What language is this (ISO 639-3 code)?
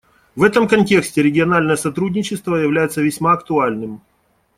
rus